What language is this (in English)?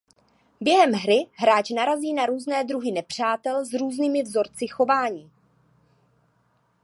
Czech